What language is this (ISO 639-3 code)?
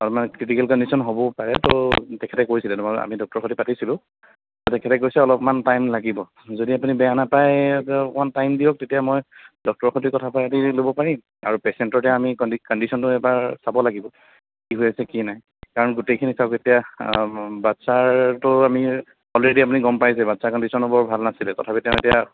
asm